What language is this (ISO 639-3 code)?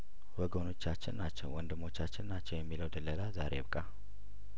amh